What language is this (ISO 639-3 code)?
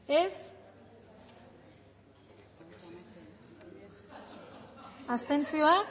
eus